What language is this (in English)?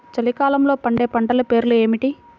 Telugu